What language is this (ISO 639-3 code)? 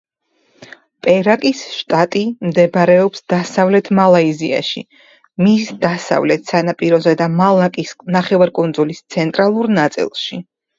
kat